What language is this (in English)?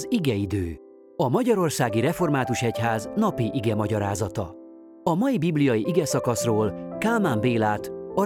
Hungarian